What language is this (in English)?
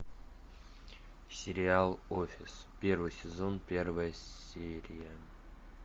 Russian